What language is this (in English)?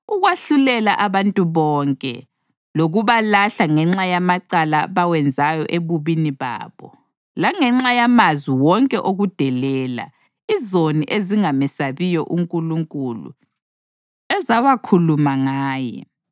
North Ndebele